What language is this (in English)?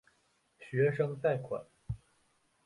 Chinese